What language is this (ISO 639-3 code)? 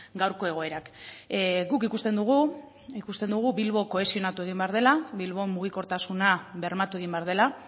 eus